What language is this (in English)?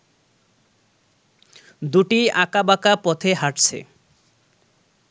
Bangla